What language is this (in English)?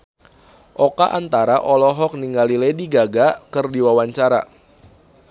Sundanese